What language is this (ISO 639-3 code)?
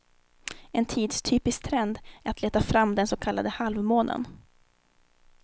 swe